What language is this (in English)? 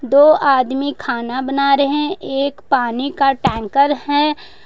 Hindi